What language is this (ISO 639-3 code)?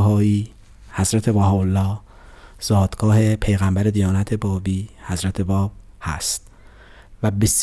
fas